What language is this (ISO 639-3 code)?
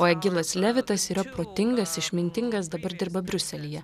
lit